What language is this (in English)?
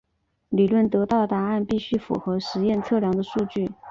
Chinese